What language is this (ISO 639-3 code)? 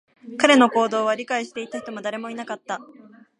jpn